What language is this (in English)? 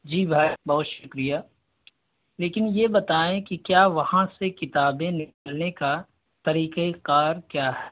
Urdu